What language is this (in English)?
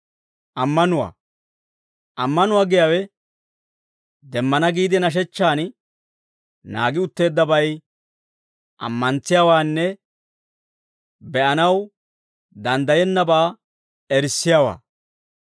Dawro